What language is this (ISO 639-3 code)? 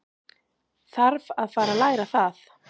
isl